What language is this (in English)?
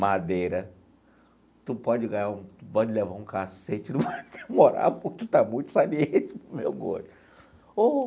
Portuguese